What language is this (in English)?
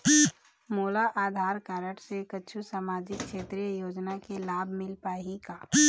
Chhattisgarhi